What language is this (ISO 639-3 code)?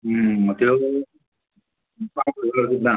kok